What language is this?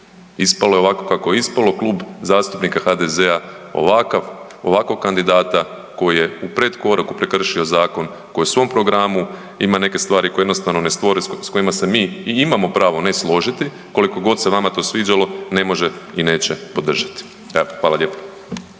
Croatian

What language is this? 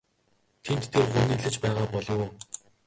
Mongolian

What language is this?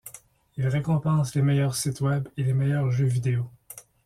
French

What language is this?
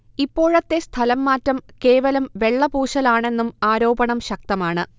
Malayalam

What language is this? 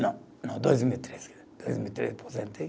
Portuguese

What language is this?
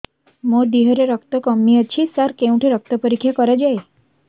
Odia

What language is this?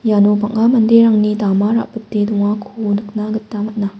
Garo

